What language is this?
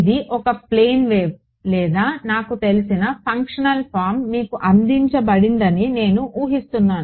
Telugu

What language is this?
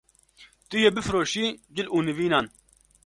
Kurdish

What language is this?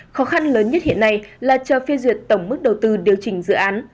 Vietnamese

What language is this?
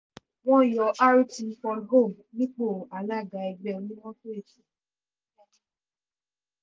Yoruba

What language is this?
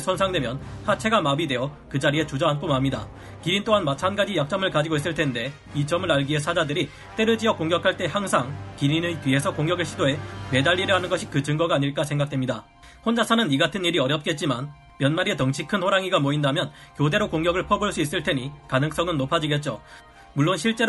Korean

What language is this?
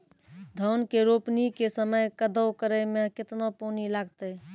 Maithili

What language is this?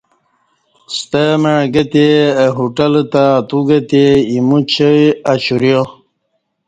Kati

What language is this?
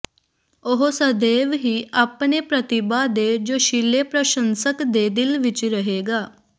Punjabi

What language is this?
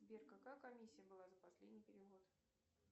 Russian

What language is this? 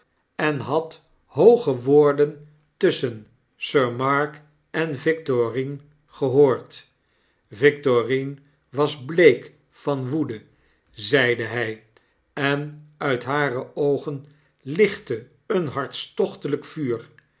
Dutch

